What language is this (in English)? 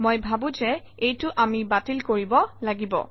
Assamese